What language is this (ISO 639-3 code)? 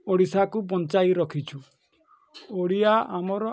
ori